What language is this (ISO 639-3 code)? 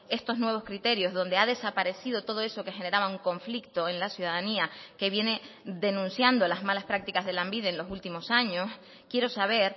spa